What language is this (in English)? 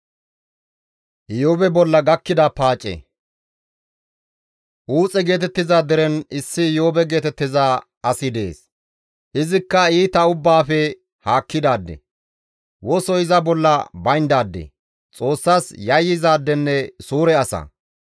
Gamo